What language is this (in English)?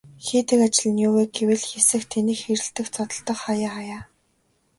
Mongolian